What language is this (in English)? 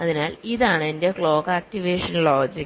Malayalam